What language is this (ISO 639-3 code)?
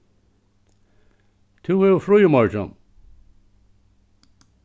fao